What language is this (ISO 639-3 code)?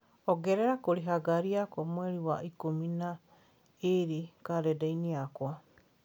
kik